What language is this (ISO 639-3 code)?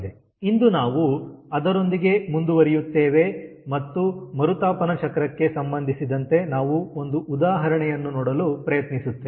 kan